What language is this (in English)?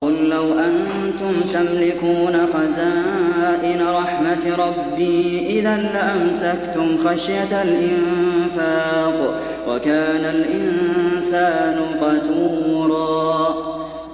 Arabic